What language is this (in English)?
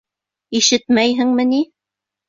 Bashkir